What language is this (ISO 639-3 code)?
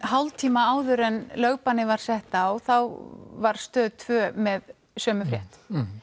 isl